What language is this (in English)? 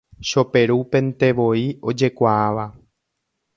Guarani